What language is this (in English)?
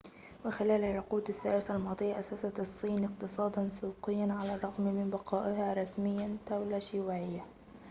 Arabic